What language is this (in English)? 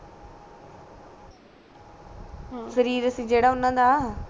Punjabi